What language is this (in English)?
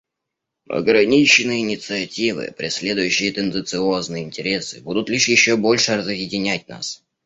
Russian